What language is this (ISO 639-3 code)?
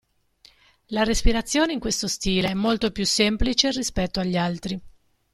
ita